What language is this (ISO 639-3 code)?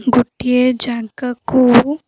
ori